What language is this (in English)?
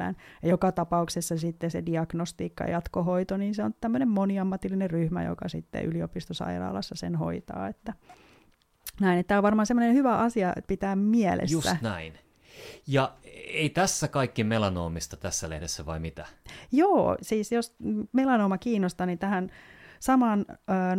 Finnish